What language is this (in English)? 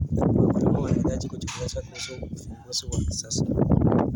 Kalenjin